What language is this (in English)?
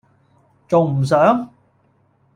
Cantonese